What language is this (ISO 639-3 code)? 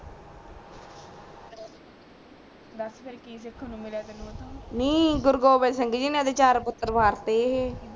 pan